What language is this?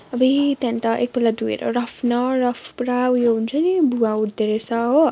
Nepali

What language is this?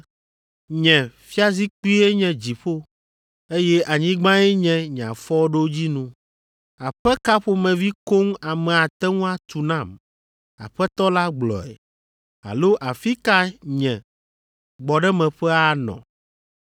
Ewe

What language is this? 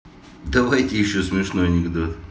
Russian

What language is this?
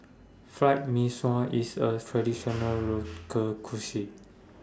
English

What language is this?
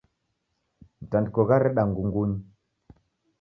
Taita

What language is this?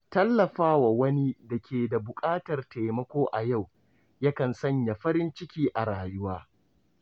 Hausa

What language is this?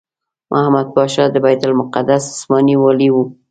Pashto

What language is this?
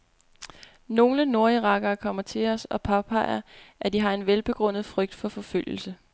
Danish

